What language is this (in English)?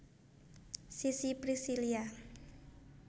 Javanese